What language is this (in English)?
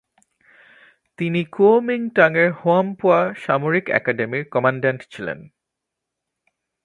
Bangla